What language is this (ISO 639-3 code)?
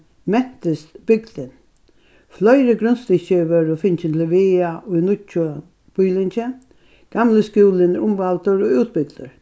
fao